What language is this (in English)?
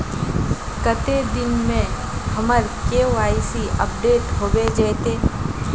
Magahi